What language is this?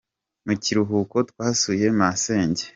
Kinyarwanda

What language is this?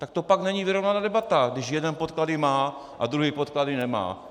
Czech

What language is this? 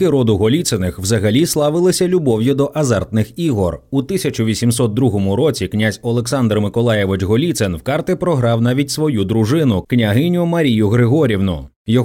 Ukrainian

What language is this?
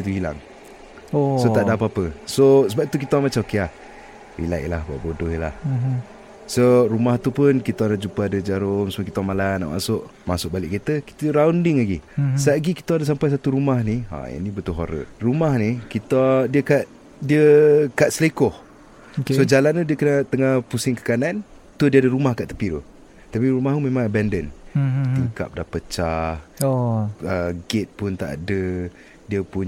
Malay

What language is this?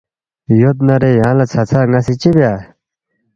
Balti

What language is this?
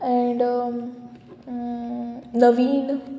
Konkani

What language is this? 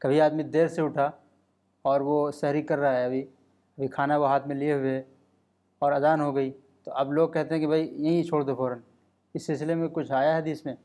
Urdu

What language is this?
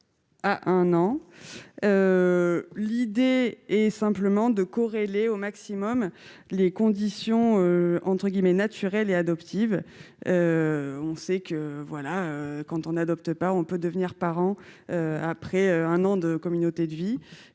French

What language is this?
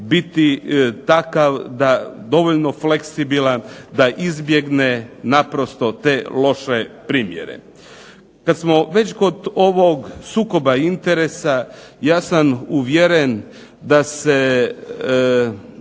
Croatian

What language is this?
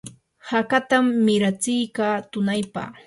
Yanahuanca Pasco Quechua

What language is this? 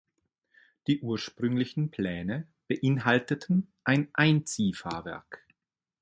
German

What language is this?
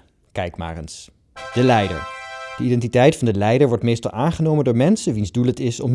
Dutch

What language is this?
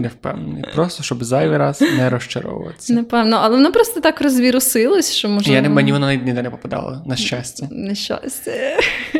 Ukrainian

